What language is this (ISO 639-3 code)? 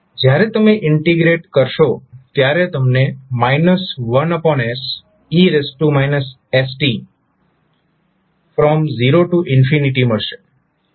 guj